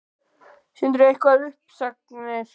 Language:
Icelandic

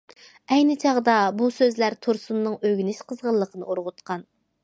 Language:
Uyghur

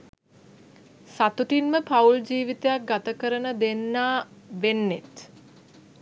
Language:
Sinhala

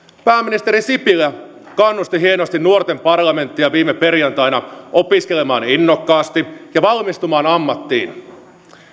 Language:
Finnish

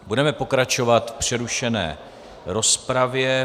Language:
Czech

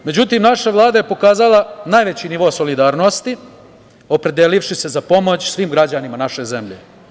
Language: Serbian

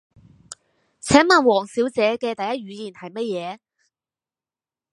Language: Cantonese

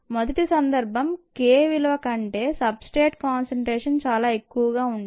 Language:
Telugu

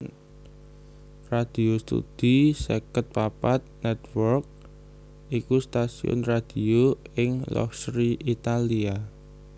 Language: Javanese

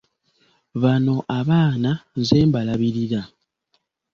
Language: Ganda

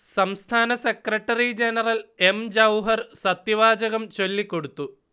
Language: Malayalam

